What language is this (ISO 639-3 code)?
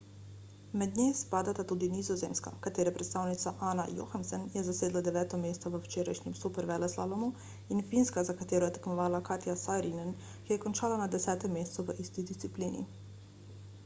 slv